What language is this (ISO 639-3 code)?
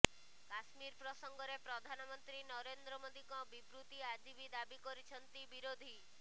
ori